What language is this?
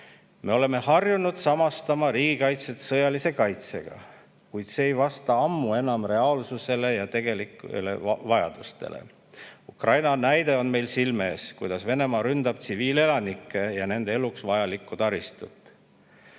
Estonian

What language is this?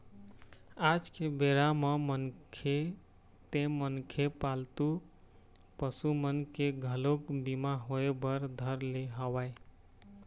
Chhattisgarhi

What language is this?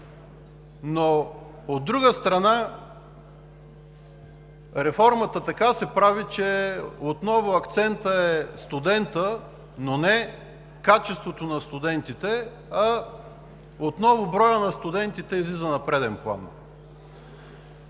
Bulgarian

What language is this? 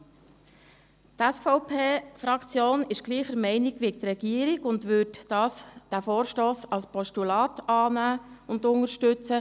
Swiss German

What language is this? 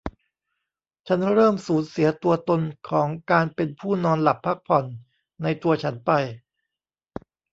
Thai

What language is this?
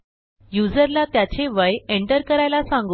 Marathi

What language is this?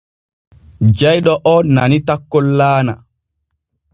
Borgu Fulfulde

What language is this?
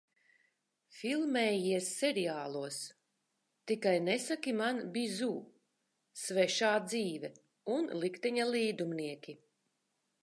Latvian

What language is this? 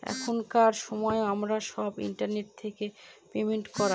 Bangla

